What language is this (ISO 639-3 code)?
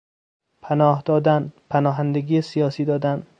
fas